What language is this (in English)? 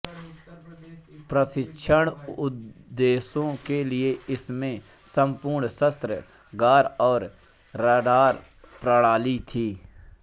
Hindi